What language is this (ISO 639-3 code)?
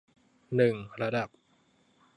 tha